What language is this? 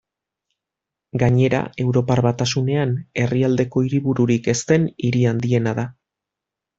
Basque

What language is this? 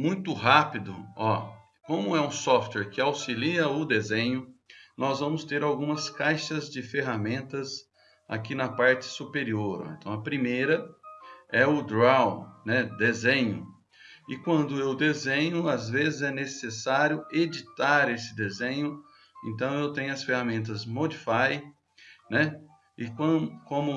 Portuguese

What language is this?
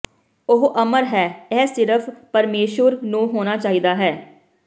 Punjabi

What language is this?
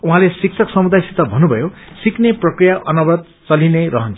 Nepali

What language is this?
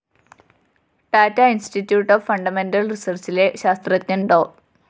Malayalam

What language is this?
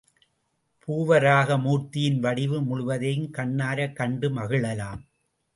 Tamil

